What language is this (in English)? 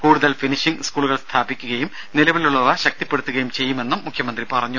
Malayalam